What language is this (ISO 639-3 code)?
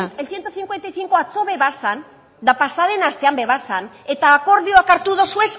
eus